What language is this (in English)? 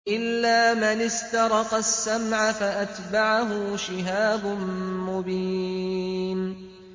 Arabic